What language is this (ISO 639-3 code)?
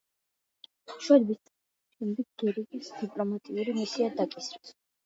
kat